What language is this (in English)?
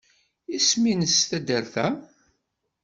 Kabyle